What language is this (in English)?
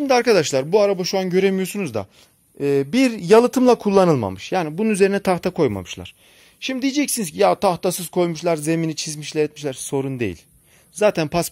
Turkish